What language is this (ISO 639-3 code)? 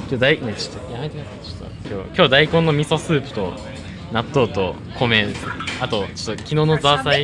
jpn